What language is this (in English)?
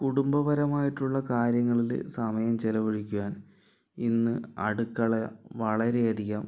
Malayalam